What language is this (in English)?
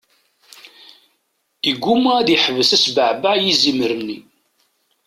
Kabyle